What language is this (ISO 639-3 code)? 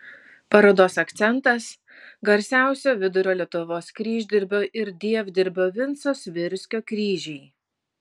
lit